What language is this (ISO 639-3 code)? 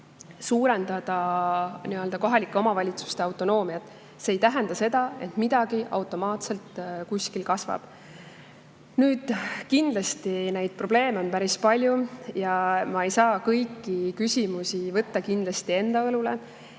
est